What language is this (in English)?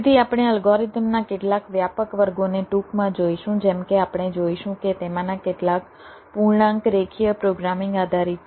Gujarati